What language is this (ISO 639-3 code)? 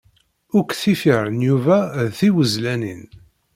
kab